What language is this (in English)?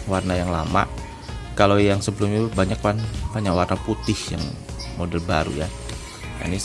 Indonesian